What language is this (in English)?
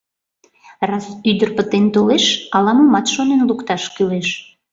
Mari